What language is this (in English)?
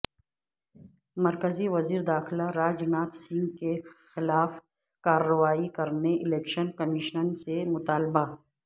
Urdu